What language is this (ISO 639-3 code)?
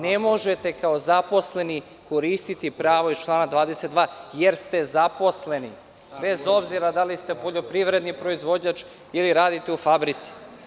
srp